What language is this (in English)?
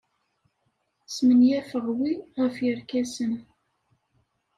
Kabyle